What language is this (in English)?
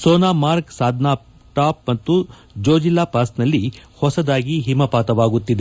Kannada